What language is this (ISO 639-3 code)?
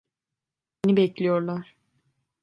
tur